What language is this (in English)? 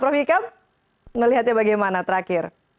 Indonesian